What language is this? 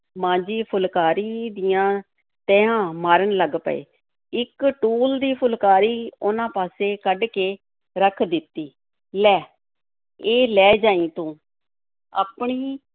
Punjabi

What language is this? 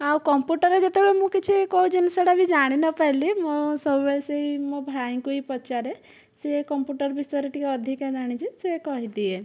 Odia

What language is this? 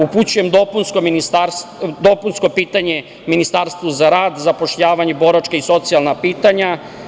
Serbian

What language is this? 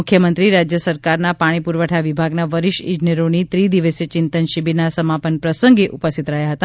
Gujarati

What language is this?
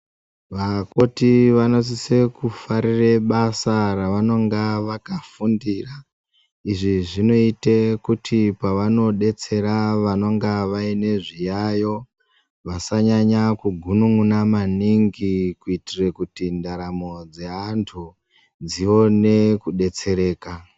Ndau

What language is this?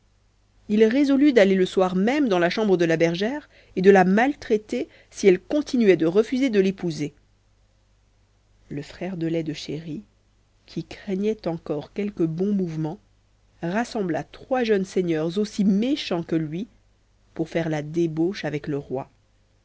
French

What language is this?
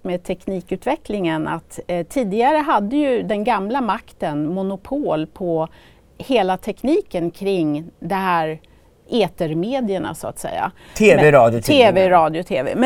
Swedish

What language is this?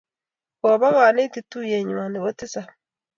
Kalenjin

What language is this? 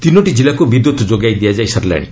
Odia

